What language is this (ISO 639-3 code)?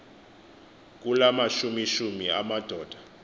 xho